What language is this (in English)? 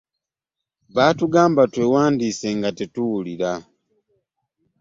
Ganda